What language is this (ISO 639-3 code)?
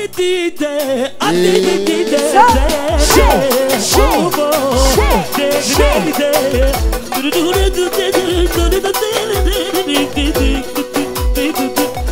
bul